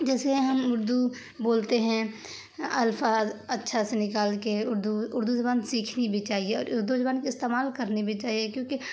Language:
Urdu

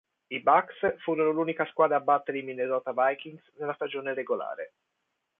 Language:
Italian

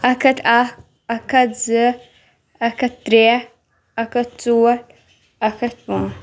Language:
Kashmiri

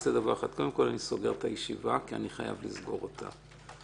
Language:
Hebrew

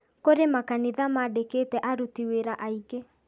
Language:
Kikuyu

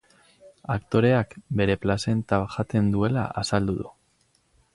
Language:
Basque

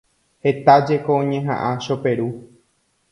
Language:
Guarani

